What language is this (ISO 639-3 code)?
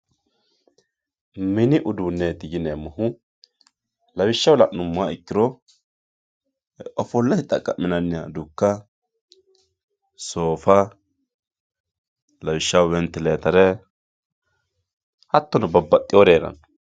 sid